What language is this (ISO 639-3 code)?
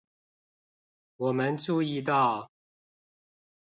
zho